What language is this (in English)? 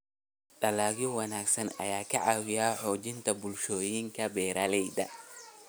Somali